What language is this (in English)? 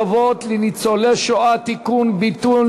Hebrew